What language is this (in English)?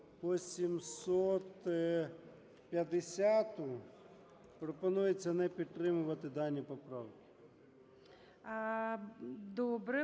Ukrainian